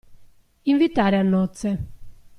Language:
Italian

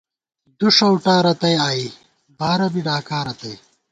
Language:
Gawar-Bati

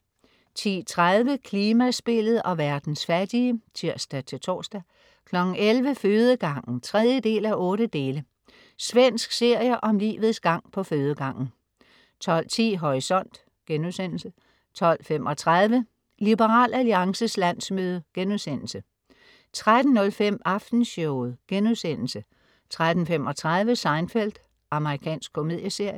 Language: Danish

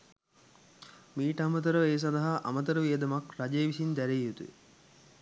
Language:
Sinhala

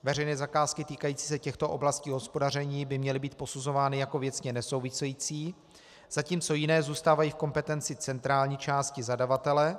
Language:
Czech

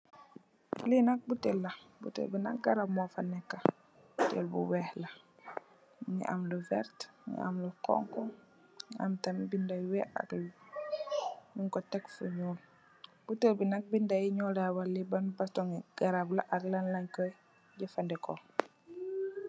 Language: Wolof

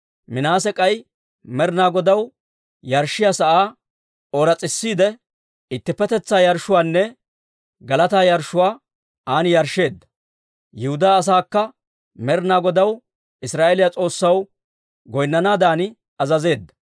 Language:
Dawro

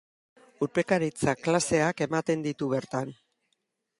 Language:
Basque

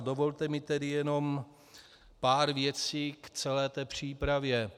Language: Czech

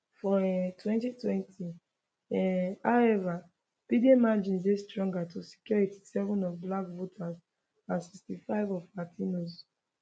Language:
Nigerian Pidgin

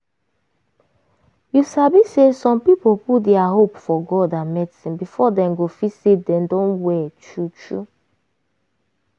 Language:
Nigerian Pidgin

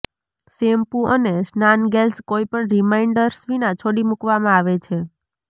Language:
Gujarati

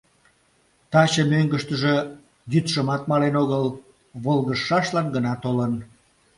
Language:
Mari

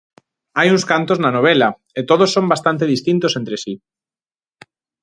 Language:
Galician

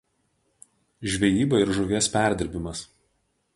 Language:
Lithuanian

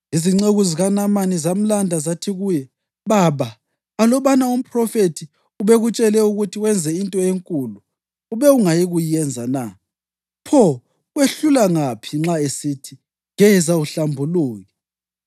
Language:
North Ndebele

